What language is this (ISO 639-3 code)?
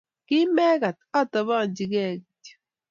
kln